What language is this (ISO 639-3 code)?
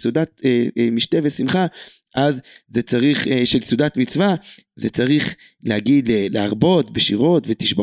heb